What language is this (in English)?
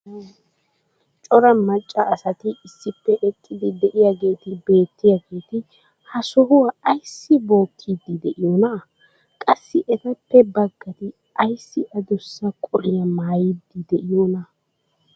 Wolaytta